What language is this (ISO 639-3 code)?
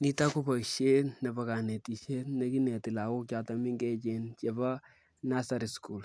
kln